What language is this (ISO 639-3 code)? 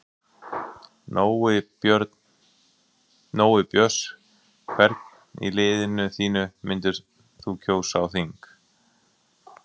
isl